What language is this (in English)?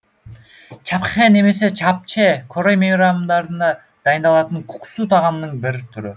Kazakh